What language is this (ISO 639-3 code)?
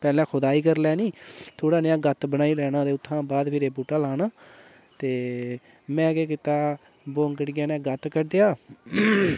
doi